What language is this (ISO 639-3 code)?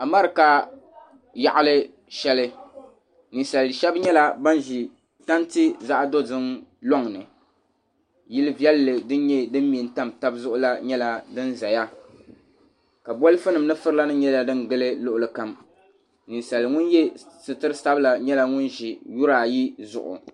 dag